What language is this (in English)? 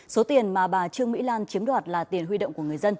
Vietnamese